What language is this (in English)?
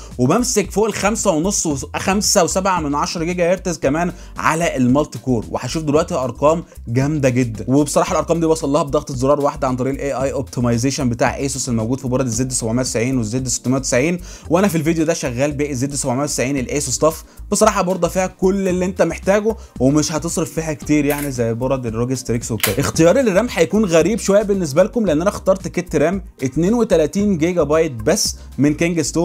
Arabic